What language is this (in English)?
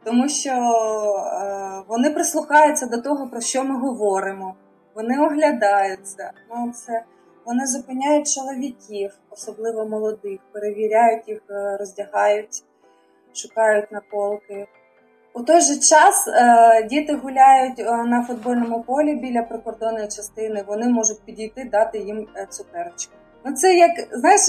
Ukrainian